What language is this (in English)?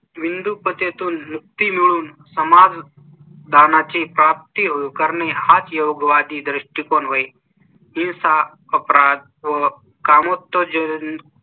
Marathi